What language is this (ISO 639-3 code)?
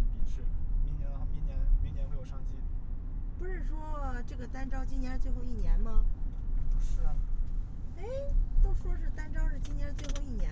zho